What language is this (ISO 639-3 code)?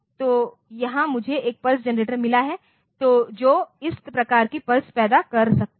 hin